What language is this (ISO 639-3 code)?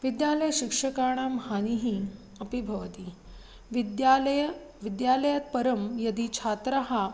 san